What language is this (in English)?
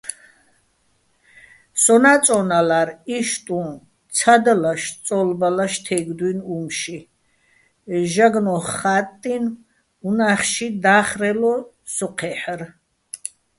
Bats